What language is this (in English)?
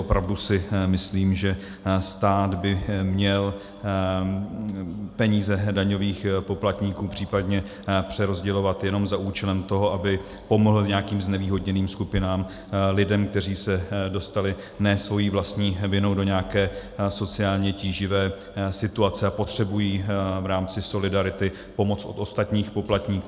Czech